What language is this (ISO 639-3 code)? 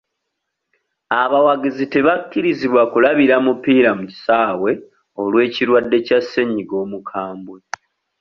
lug